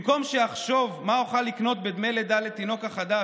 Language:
Hebrew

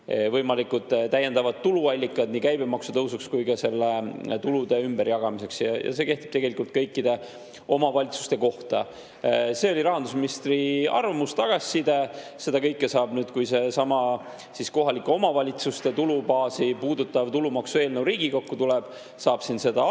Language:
Estonian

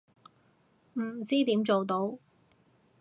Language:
Cantonese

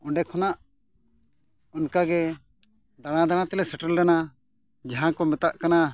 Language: Santali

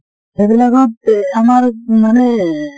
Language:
Assamese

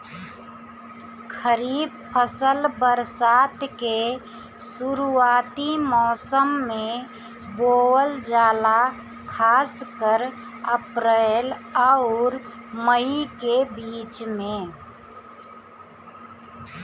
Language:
Bhojpuri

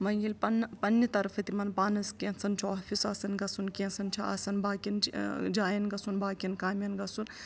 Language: Kashmiri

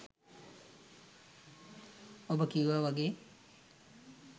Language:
Sinhala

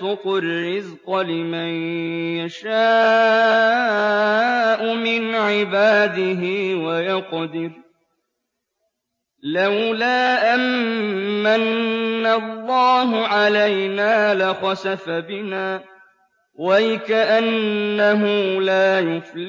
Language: Arabic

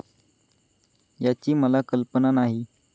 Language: Marathi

